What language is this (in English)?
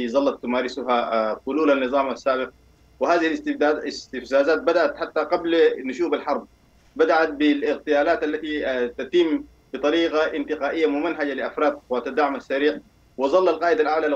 Arabic